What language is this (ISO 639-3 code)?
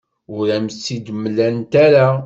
kab